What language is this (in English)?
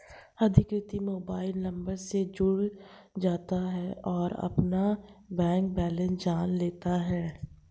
Hindi